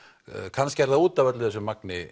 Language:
Icelandic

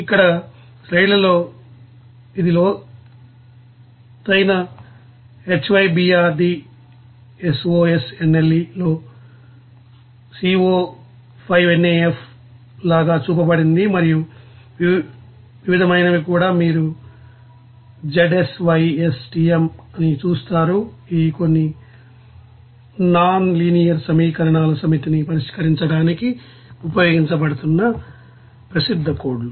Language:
Telugu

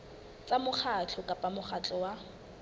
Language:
Southern Sotho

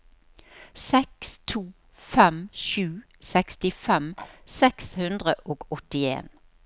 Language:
Norwegian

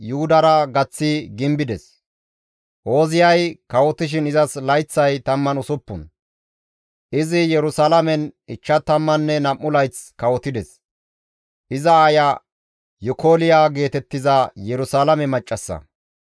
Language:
Gamo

